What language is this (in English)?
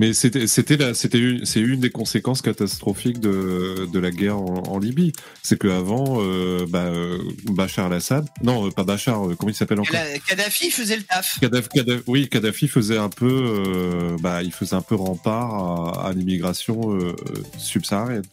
French